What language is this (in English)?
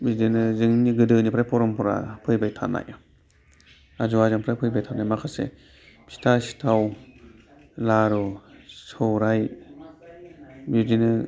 Bodo